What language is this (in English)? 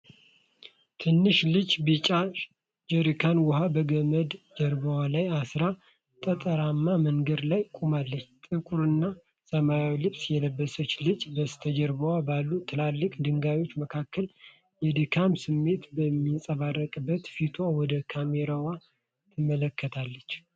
Amharic